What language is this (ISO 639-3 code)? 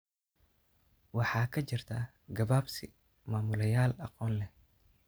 som